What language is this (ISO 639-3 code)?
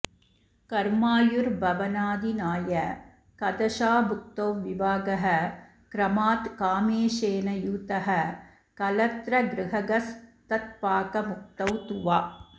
san